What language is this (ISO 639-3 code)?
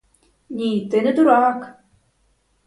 ukr